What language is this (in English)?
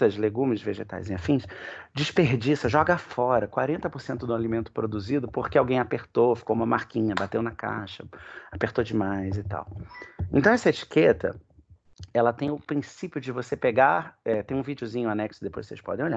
Portuguese